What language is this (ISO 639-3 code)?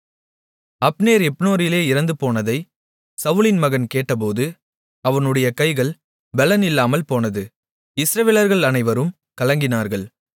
tam